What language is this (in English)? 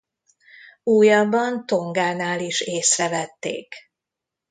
Hungarian